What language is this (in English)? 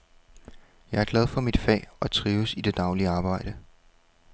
Danish